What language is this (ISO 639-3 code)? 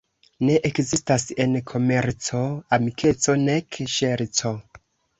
epo